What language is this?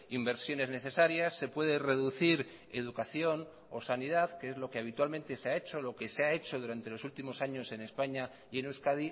Spanish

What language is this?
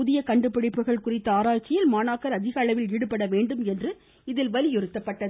Tamil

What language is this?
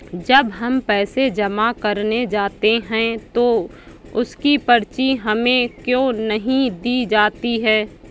Hindi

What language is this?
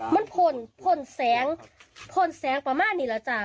Thai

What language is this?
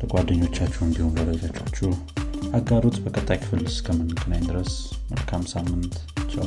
Amharic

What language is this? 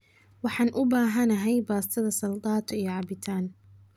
Somali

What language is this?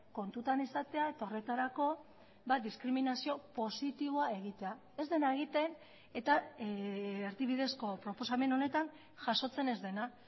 Basque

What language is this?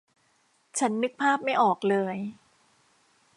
Thai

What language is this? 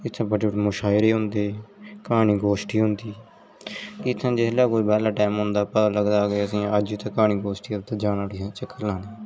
Dogri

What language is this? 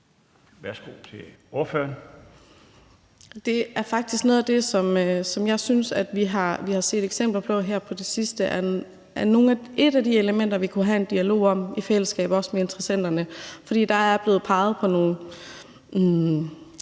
Danish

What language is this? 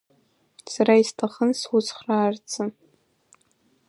Abkhazian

